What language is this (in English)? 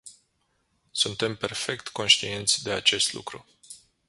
Romanian